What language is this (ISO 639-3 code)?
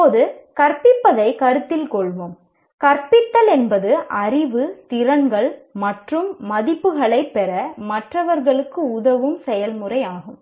tam